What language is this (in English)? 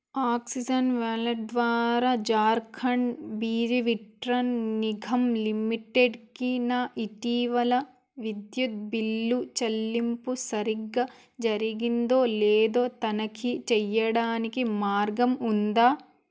Telugu